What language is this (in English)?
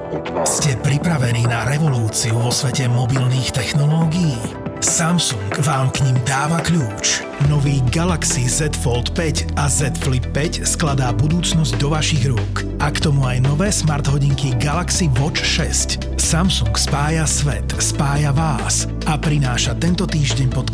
Slovak